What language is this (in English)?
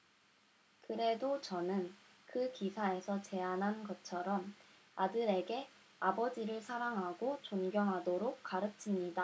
Korean